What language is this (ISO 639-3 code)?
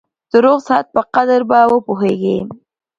pus